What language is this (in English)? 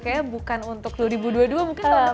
Indonesian